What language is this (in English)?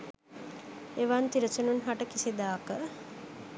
Sinhala